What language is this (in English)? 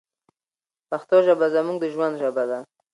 Pashto